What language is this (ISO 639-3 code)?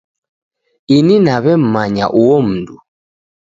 dav